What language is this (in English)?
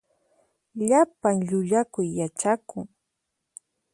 Puno Quechua